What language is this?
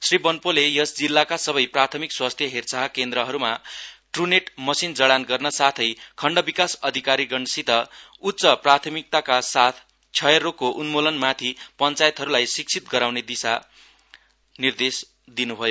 Nepali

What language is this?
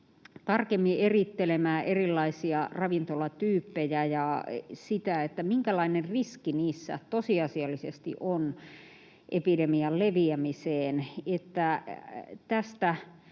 Finnish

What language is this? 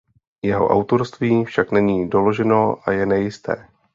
Czech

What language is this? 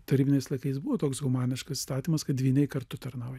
Lithuanian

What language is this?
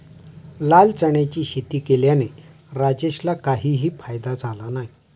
Marathi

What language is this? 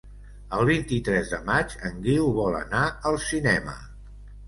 Catalan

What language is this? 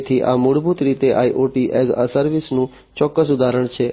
Gujarati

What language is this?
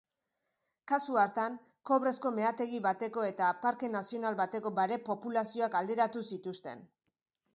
Basque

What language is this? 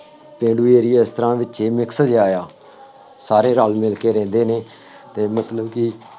Punjabi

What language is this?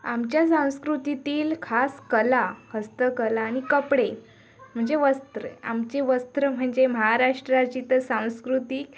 Marathi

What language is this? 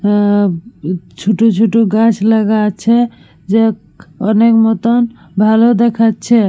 Bangla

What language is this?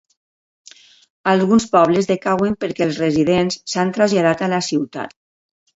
Catalan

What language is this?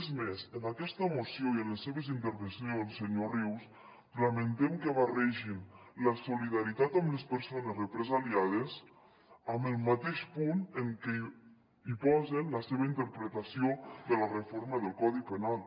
Catalan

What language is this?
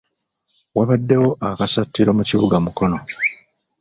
Ganda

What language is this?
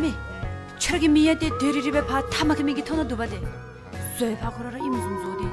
Korean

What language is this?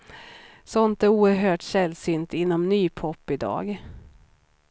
Swedish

